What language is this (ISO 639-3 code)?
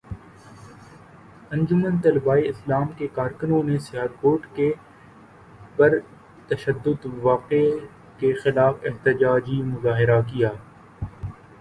urd